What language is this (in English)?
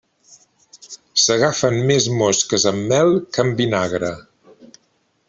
Catalan